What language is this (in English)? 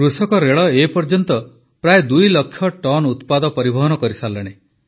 Odia